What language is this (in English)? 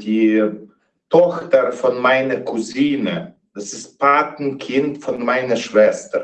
German